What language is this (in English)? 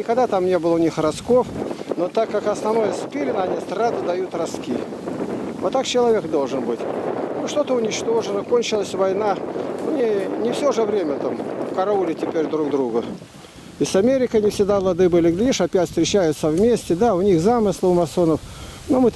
Russian